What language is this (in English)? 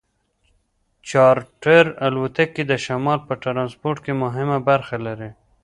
Pashto